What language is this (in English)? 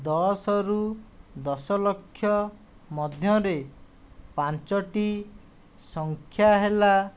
Odia